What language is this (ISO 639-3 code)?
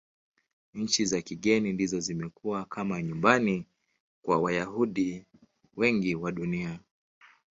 swa